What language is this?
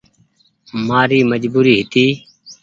Goaria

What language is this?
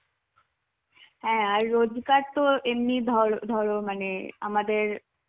Bangla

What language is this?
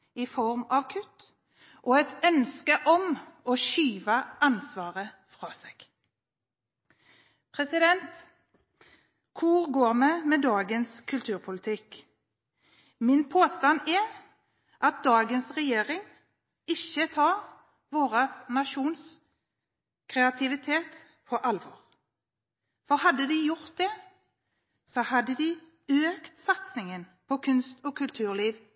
Norwegian Bokmål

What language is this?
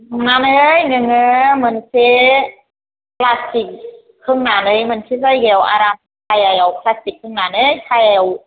Bodo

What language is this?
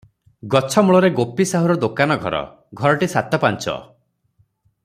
Odia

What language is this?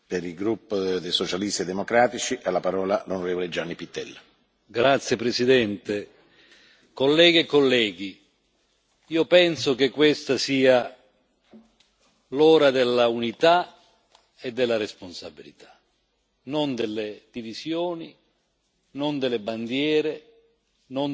Italian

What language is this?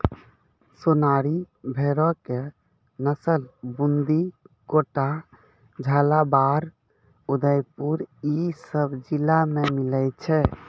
Maithili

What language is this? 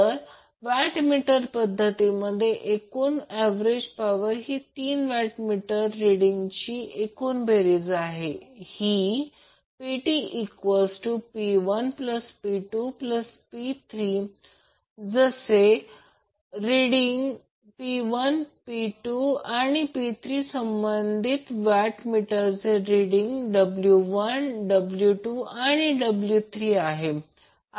Marathi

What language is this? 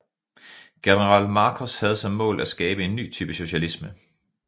Danish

